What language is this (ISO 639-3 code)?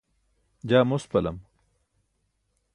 bsk